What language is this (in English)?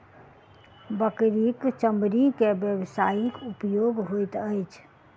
Maithili